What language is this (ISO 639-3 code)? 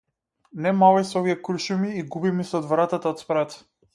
mkd